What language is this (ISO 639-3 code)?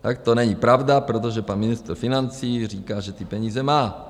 ces